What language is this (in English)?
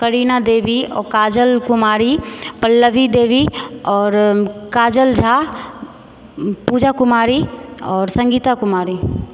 Maithili